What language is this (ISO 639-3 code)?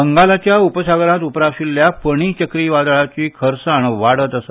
kok